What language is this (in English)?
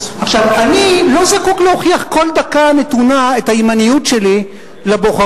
Hebrew